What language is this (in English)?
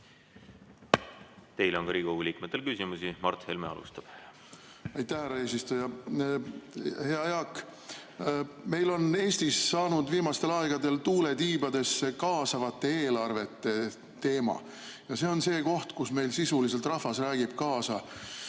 Estonian